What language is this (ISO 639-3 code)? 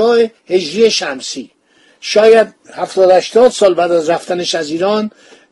fas